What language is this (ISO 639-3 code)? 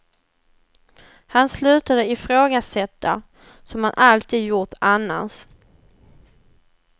swe